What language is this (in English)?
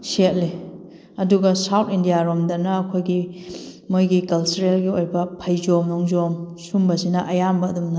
Manipuri